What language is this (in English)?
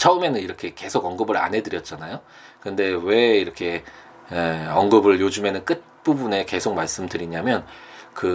Korean